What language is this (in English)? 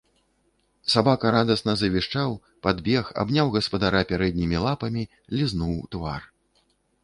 Belarusian